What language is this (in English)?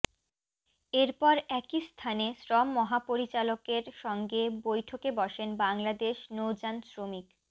Bangla